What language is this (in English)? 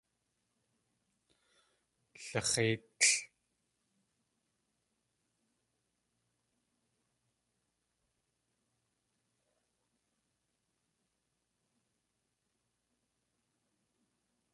Tlingit